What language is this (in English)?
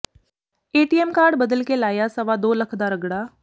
Punjabi